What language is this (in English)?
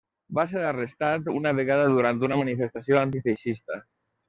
Catalan